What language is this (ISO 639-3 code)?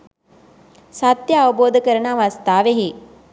sin